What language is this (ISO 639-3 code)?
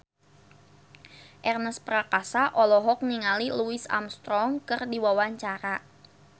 sun